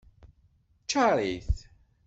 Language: Kabyle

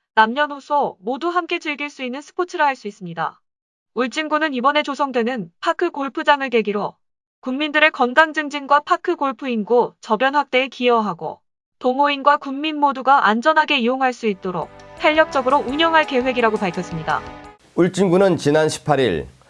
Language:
Korean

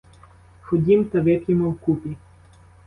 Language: Ukrainian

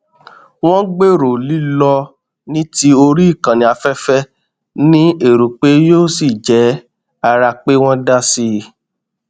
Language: Yoruba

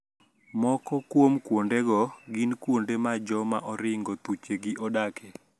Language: Luo (Kenya and Tanzania)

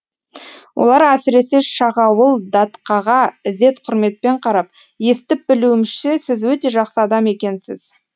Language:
Kazakh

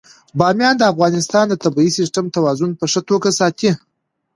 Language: Pashto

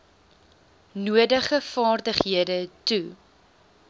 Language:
Afrikaans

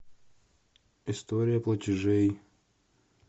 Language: Russian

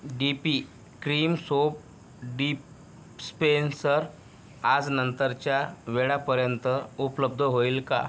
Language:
Marathi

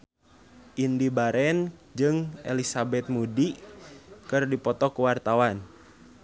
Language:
Sundanese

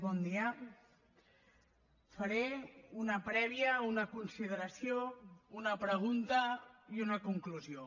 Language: Catalan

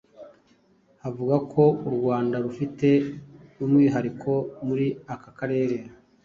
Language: Kinyarwanda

